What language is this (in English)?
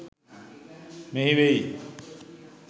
Sinhala